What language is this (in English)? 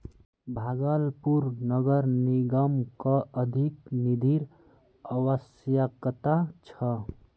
Magahi